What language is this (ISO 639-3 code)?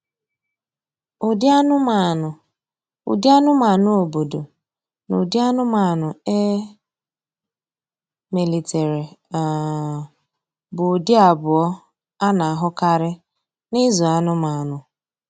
ibo